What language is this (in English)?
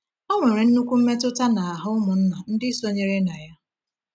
Igbo